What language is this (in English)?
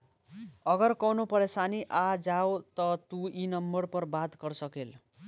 Bhojpuri